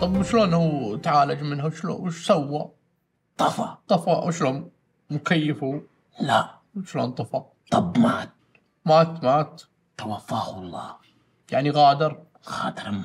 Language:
Arabic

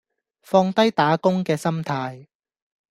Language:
Cantonese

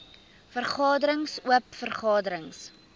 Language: Afrikaans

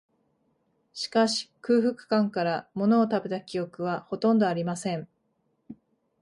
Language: Japanese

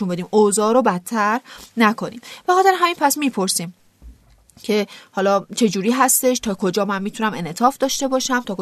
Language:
Persian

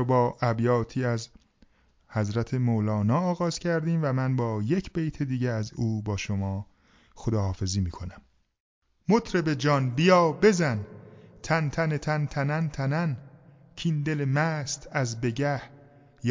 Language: Persian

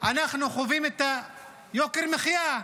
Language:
Hebrew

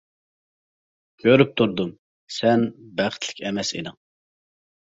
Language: Uyghur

